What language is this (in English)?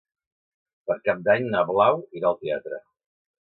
Catalan